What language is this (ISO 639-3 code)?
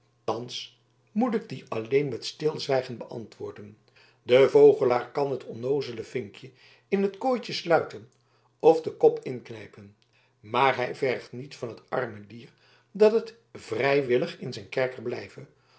nld